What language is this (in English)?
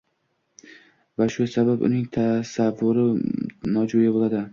Uzbek